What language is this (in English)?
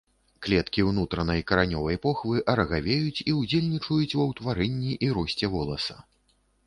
Belarusian